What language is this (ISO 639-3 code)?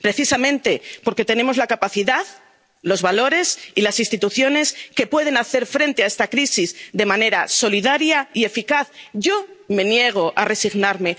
spa